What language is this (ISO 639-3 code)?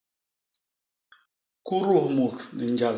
bas